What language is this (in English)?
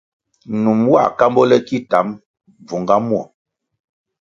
Kwasio